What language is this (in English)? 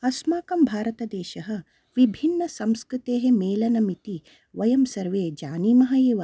Sanskrit